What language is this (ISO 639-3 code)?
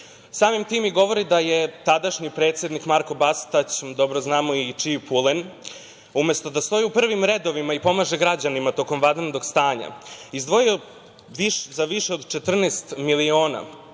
srp